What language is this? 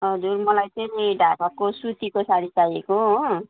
Nepali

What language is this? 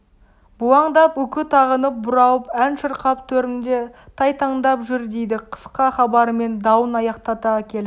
Kazakh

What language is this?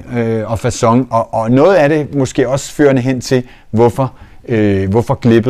Danish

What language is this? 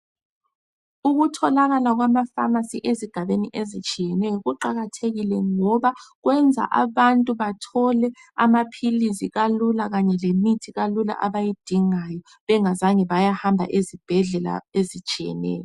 North Ndebele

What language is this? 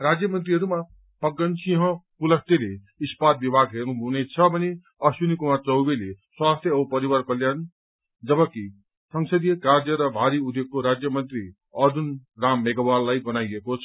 Nepali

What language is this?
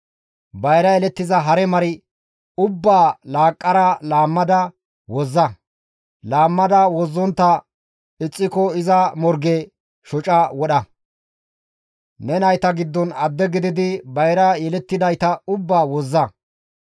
Gamo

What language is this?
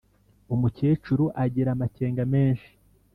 Kinyarwanda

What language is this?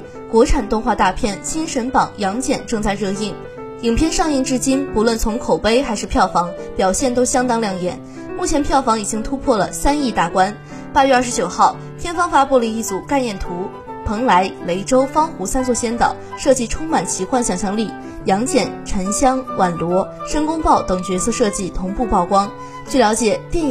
Chinese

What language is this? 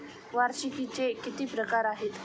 Marathi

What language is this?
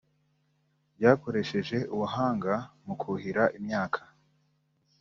Kinyarwanda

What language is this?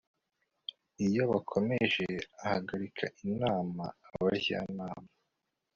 Kinyarwanda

